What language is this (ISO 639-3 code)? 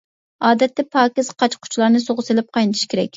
uig